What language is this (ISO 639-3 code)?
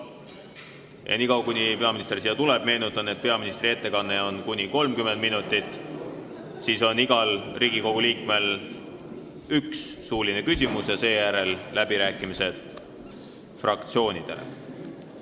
est